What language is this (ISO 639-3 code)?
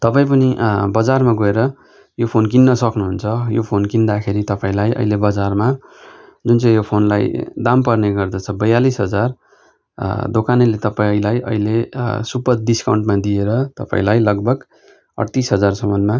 nep